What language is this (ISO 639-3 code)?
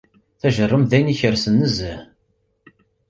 kab